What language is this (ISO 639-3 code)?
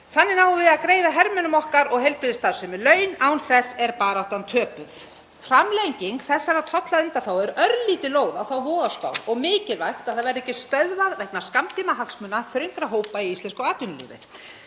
isl